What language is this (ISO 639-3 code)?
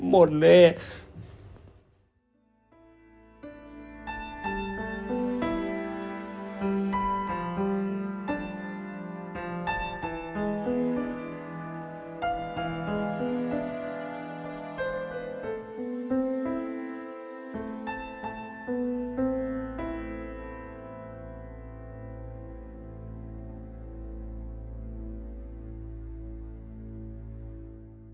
tha